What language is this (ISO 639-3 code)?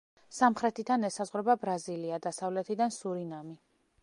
kat